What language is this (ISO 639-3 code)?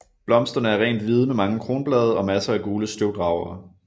dan